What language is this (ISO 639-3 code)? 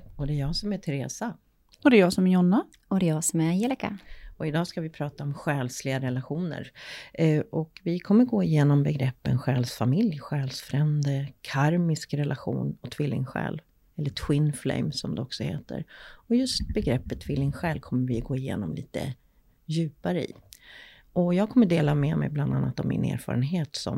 swe